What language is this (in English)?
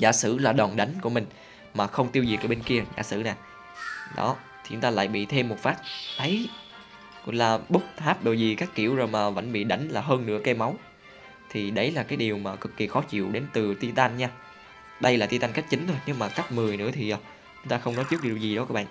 Vietnamese